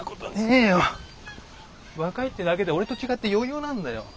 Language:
Japanese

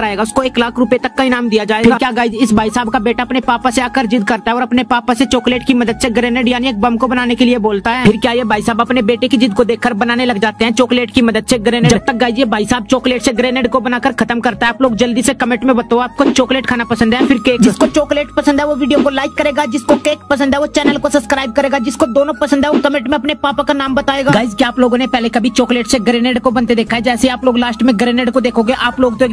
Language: Hindi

